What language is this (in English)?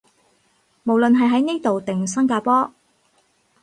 Cantonese